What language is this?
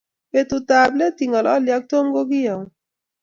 Kalenjin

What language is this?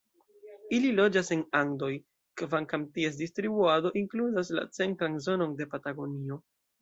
Esperanto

